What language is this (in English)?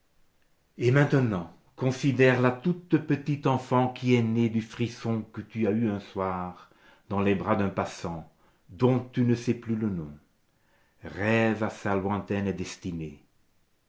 French